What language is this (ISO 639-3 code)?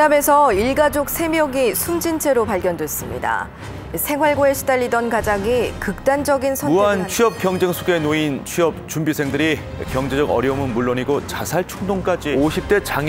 kor